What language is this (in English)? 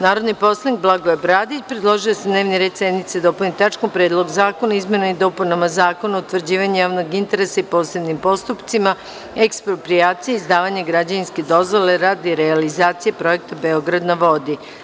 Serbian